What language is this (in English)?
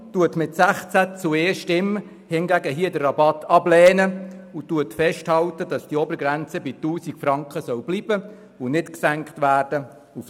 Swiss German